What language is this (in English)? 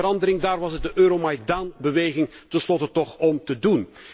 Dutch